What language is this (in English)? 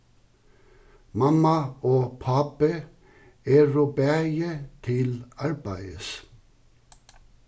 Faroese